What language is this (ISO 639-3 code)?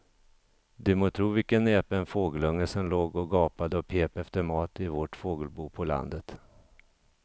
swe